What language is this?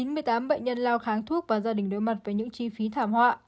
Vietnamese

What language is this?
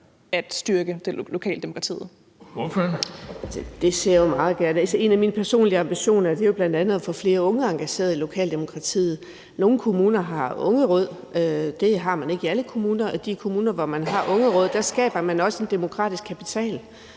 Danish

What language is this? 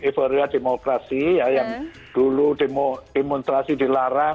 Indonesian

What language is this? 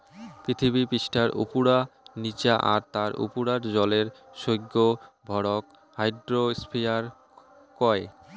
Bangla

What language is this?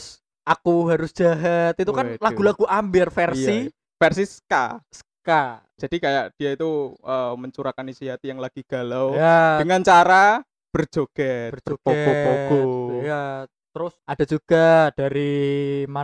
Indonesian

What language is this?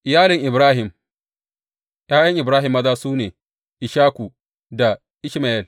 Hausa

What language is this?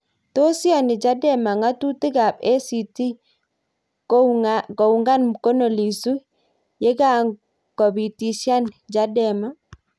Kalenjin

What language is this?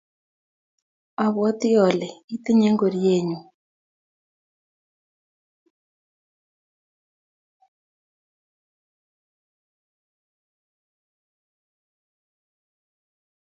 Kalenjin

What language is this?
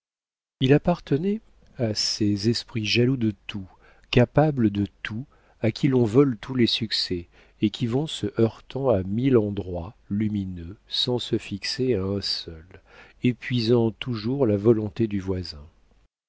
French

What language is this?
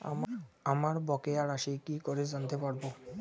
Bangla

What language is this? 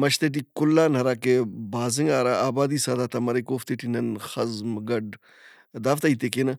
Brahui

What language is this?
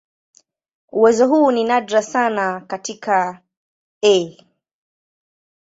Swahili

